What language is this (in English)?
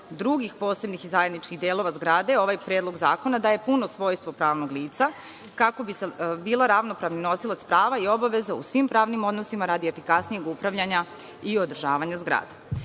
Serbian